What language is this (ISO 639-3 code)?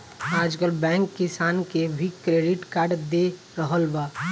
bho